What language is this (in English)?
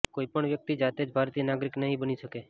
Gujarati